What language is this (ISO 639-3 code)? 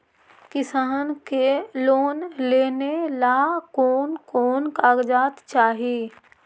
mag